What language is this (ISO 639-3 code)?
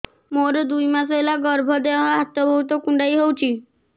ori